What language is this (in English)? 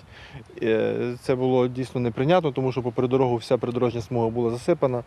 Ukrainian